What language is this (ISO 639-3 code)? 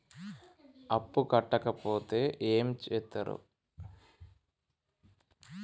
tel